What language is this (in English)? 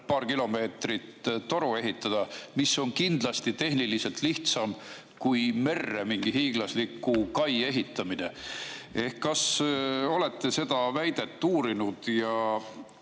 Estonian